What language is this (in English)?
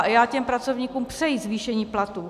Czech